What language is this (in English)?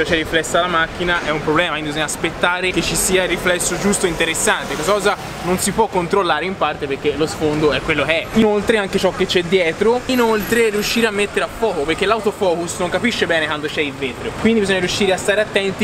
Italian